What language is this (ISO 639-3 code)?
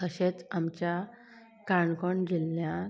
kok